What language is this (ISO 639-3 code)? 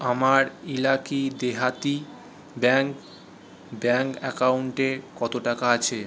ben